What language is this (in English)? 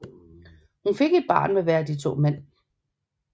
Danish